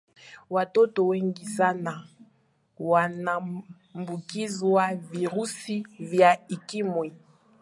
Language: Swahili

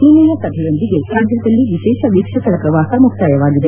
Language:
Kannada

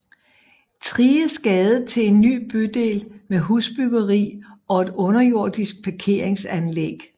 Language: Danish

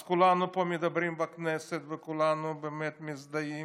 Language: Hebrew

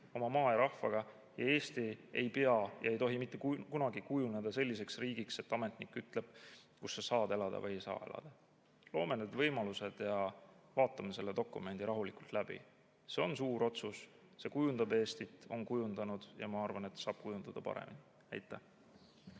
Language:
Estonian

